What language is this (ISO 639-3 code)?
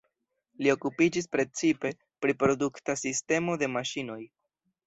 epo